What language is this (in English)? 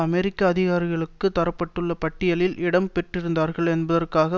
Tamil